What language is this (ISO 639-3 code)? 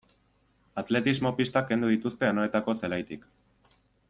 eus